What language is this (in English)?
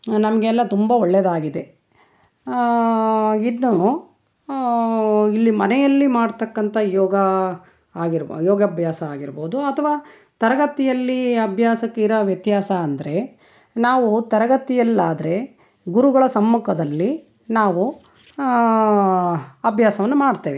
Kannada